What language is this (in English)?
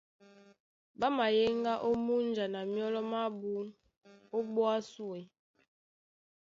Duala